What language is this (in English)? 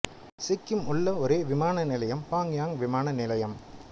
Tamil